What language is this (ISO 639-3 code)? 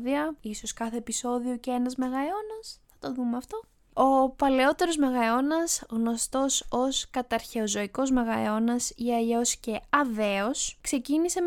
ell